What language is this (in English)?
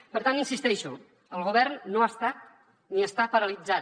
Catalan